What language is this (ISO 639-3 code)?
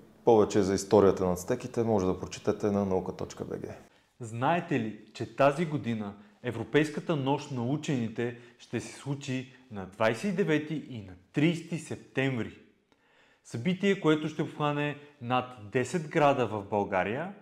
bul